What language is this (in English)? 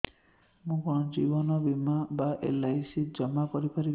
Odia